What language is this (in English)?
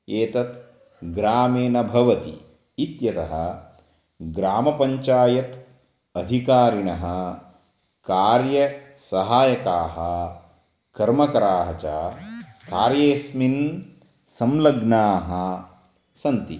Sanskrit